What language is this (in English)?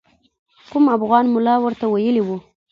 Pashto